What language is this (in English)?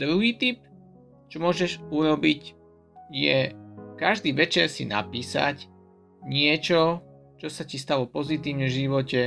Slovak